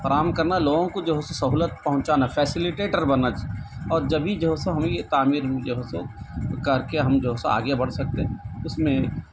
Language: Urdu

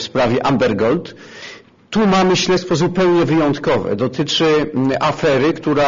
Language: Polish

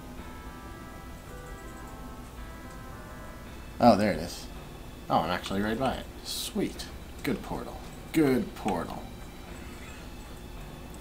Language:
English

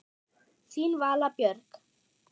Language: Icelandic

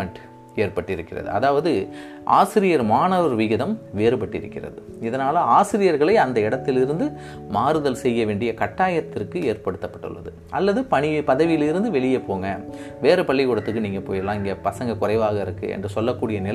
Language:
Tamil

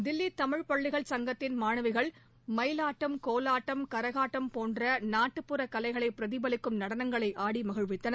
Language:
Tamil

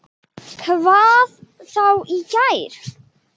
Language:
Icelandic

